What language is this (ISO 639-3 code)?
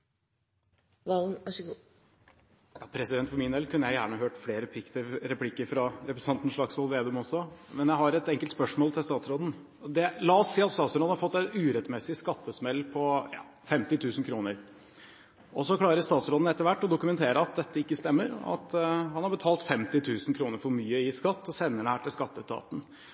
nob